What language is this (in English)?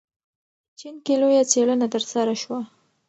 Pashto